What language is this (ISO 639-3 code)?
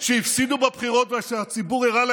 heb